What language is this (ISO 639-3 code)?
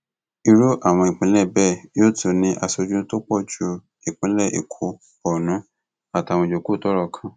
yor